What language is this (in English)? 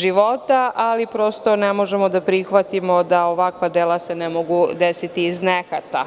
Serbian